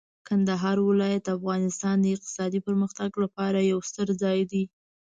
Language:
Pashto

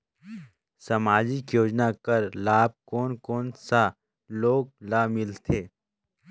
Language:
Chhattisgarhi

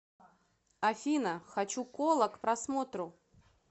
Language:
Russian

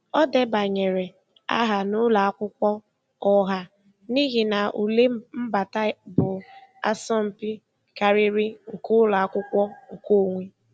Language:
Igbo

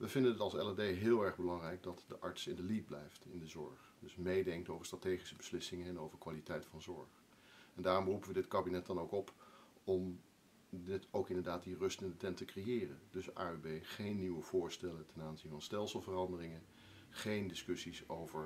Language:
Dutch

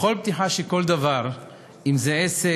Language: Hebrew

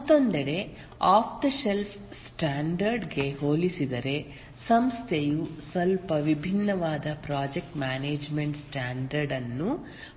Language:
Kannada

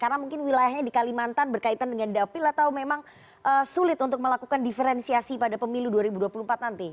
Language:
Indonesian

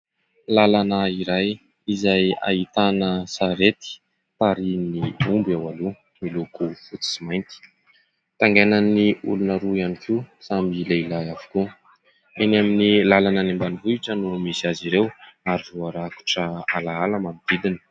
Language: Malagasy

